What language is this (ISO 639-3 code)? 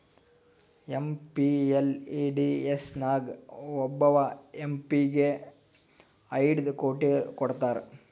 kan